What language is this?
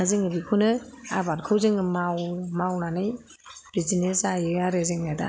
Bodo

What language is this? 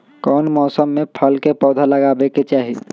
Magahi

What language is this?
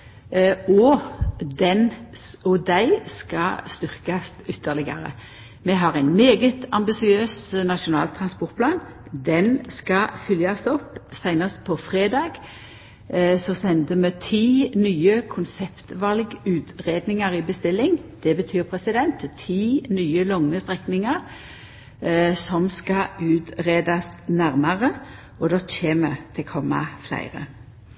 Norwegian Nynorsk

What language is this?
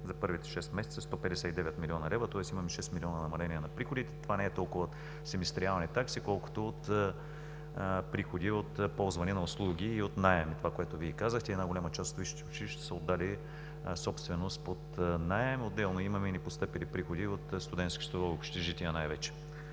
Bulgarian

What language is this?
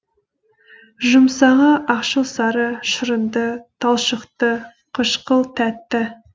Kazakh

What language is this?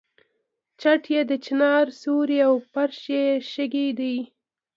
Pashto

